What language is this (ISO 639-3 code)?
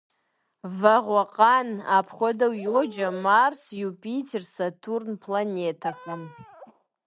kbd